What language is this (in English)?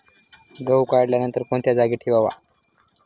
Marathi